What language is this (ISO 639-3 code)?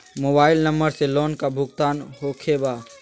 mag